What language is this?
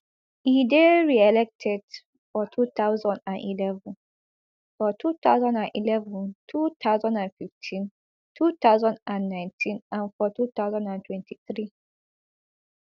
Nigerian Pidgin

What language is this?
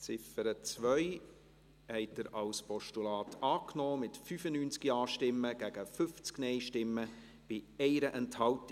Swiss German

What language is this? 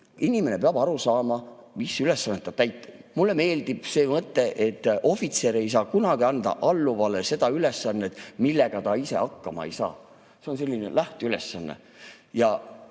Estonian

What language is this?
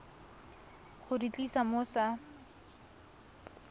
Tswana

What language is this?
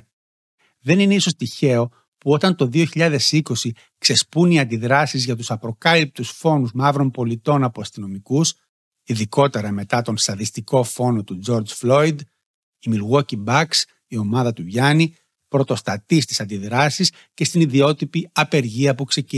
Greek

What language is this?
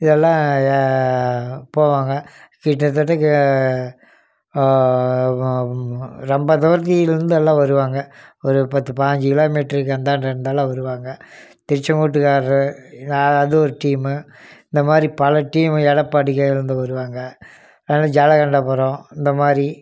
Tamil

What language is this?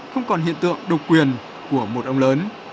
Vietnamese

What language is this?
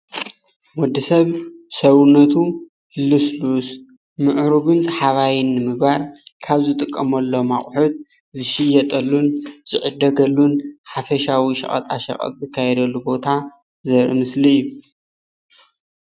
Tigrinya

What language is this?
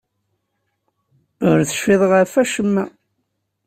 Kabyle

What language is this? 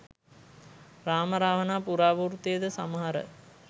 Sinhala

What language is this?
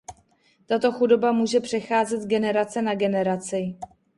Czech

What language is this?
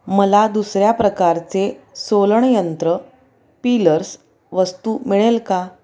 Marathi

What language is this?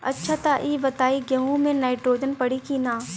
Bhojpuri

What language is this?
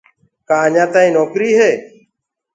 Gurgula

